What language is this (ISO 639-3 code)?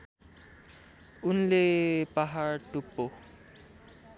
nep